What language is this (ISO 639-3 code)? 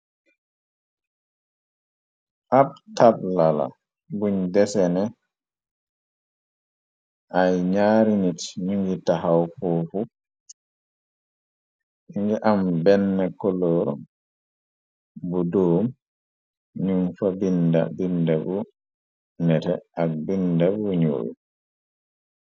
wol